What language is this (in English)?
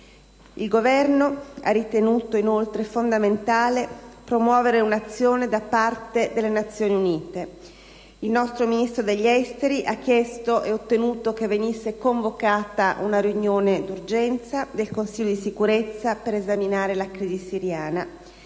Italian